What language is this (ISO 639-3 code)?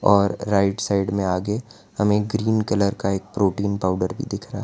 hin